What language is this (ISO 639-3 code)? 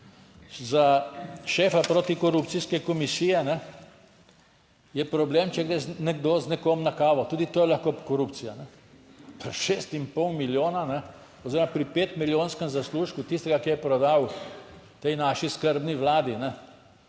slv